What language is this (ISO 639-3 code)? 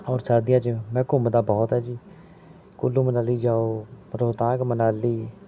pan